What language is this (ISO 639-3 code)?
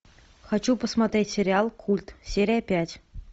rus